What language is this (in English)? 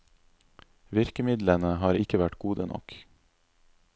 Norwegian